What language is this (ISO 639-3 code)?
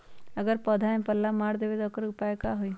mag